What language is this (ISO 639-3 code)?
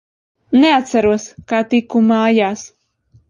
lav